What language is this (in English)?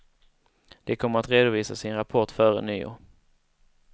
Swedish